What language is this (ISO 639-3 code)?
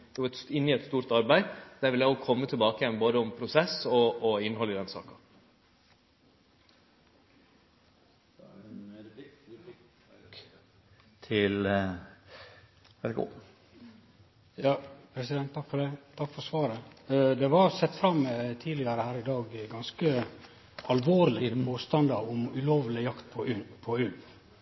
nno